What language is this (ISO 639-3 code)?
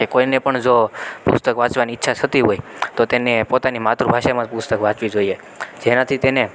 guj